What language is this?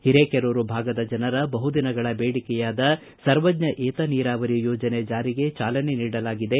Kannada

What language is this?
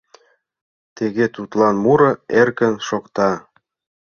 Mari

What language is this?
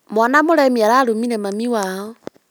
Kikuyu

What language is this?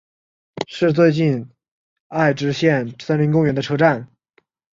Chinese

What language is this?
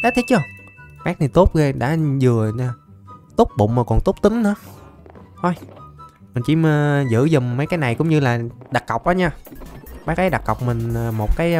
Vietnamese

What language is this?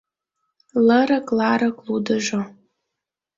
Mari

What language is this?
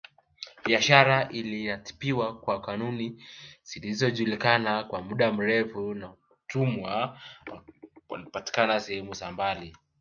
Swahili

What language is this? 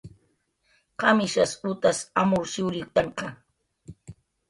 Jaqaru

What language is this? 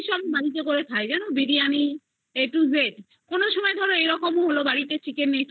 Bangla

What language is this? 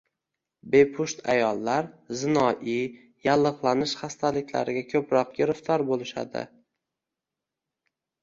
Uzbek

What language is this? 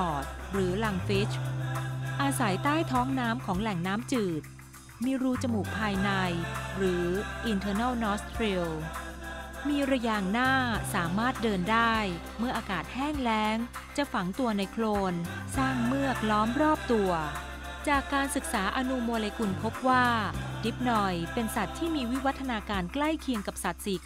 Thai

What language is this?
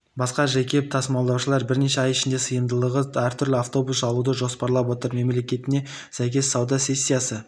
Kazakh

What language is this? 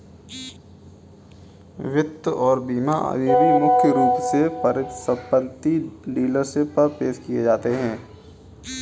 Hindi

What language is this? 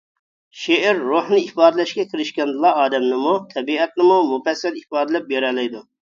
Uyghur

